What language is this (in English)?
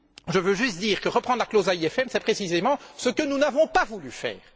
French